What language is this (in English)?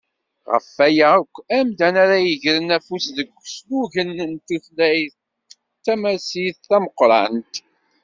Kabyle